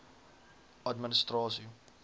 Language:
Afrikaans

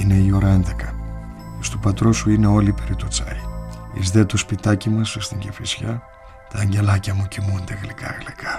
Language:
Greek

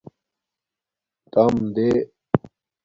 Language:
Domaaki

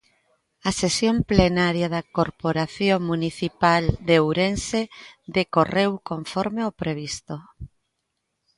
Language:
Galician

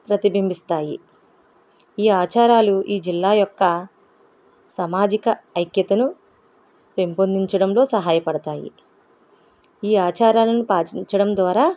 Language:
Telugu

